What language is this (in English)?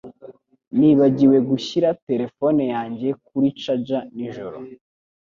Kinyarwanda